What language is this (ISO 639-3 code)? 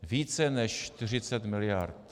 ces